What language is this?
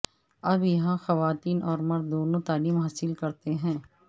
Urdu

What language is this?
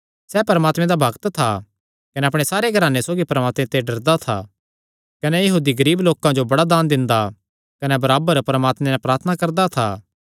Kangri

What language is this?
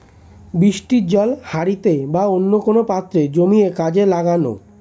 Bangla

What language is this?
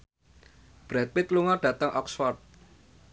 Javanese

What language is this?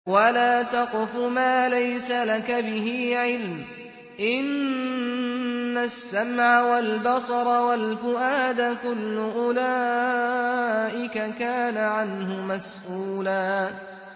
Arabic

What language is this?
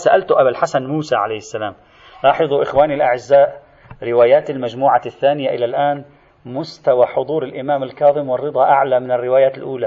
Arabic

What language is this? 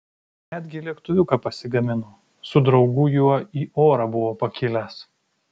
Lithuanian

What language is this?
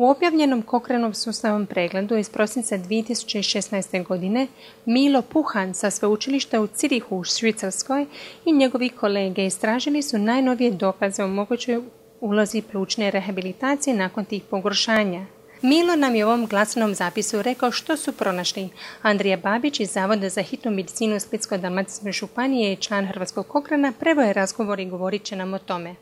Croatian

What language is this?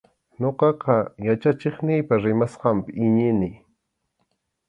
Arequipa-La Unión Quechua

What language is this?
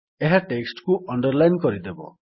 Odia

